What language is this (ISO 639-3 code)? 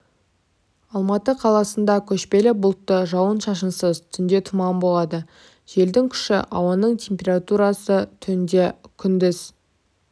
kaz